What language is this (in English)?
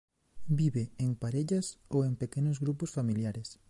Galician